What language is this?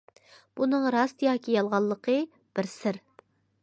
Uyghur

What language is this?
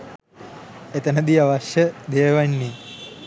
Sinhala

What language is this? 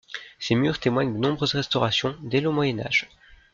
French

